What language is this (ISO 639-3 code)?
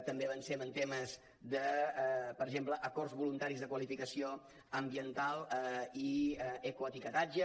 cat